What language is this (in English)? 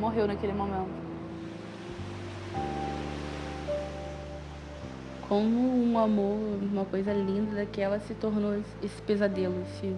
Portuguese